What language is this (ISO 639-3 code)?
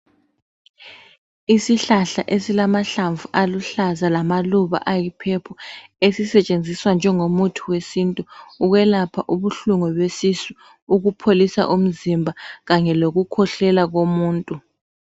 nde